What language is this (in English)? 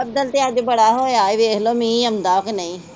Punjabi